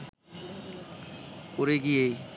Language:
Bangla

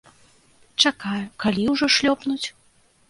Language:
Belarusian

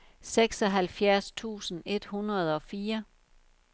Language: Danish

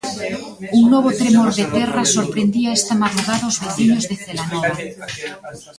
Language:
Galician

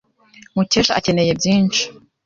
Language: Kinyarwanda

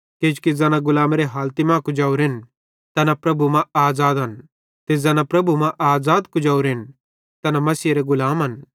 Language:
Bhadrawahi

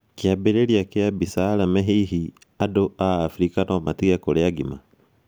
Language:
Kikuyu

